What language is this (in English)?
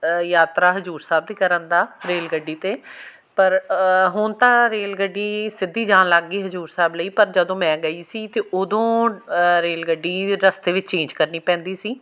Punjabi